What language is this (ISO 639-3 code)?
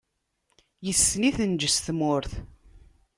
kab